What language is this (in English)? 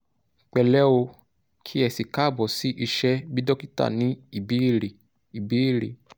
Yoruba